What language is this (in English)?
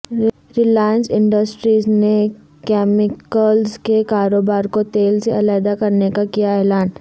Urdu